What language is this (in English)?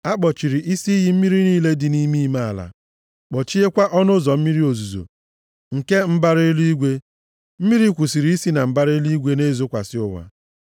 Igbo